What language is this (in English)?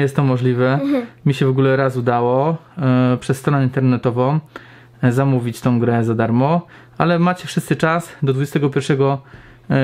Polish